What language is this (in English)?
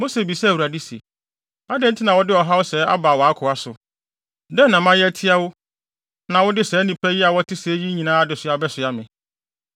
Akan